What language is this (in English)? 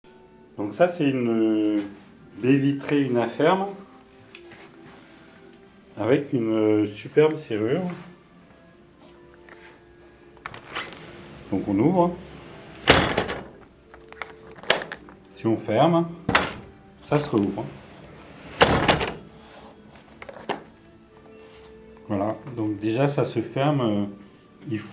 French